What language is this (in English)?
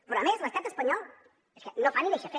Catalan